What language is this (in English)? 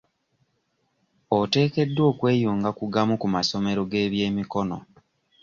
Ganda